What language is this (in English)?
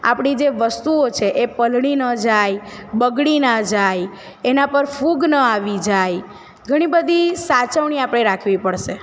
Gujarati